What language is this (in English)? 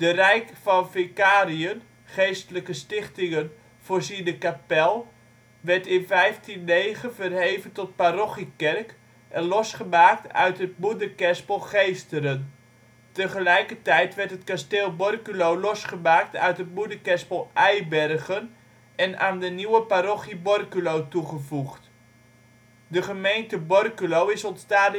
Dutch